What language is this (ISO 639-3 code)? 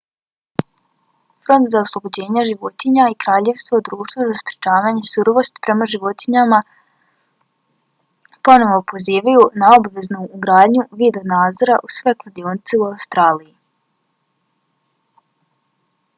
bos